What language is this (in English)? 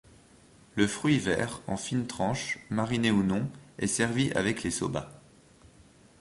French